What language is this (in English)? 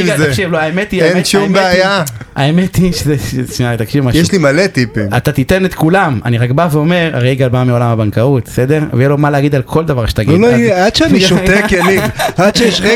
Hebrew